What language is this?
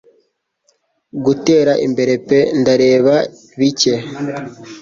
Kinyarwanda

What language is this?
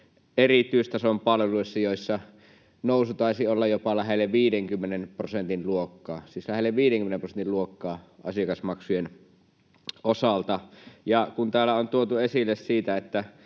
Finnish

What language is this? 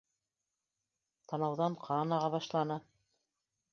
Bashkir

